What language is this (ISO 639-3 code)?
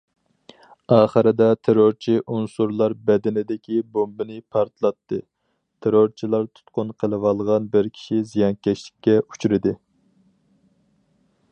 uig